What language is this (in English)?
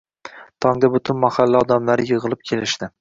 Uzbek